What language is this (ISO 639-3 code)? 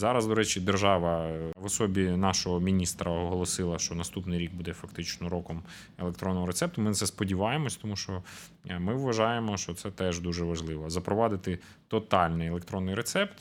ukr